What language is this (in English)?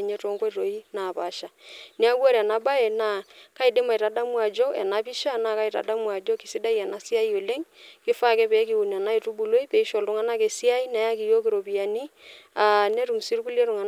Masai